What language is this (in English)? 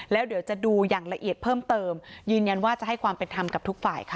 Thai